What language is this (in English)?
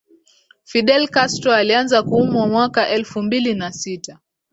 Swahili